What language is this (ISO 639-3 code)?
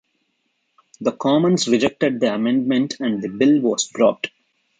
eng